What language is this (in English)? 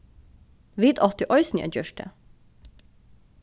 Faroese